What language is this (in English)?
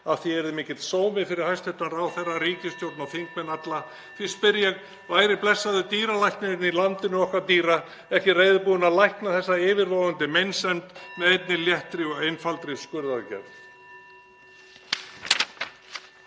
Icelandic